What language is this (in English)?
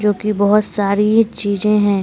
Hindi